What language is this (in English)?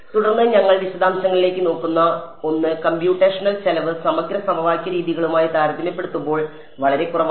Malayalam